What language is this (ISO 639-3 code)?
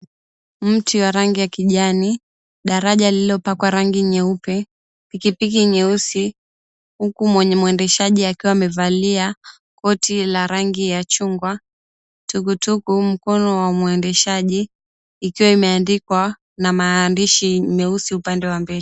swa